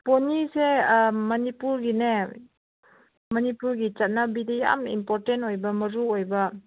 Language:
Manipuri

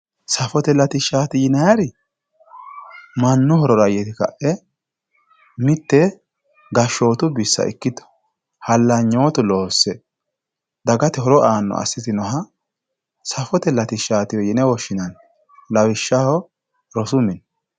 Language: Sidamo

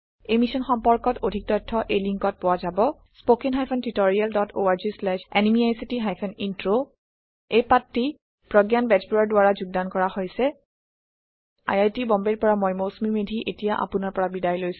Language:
Assamese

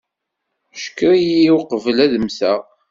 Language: Kabyle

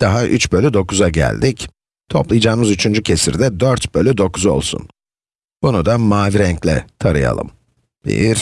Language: Turkish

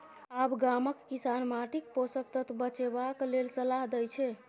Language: Maithili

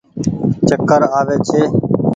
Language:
Goaria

